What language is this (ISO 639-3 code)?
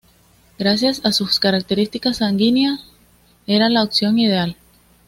spa